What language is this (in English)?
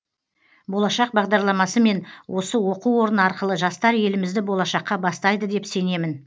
Kazakh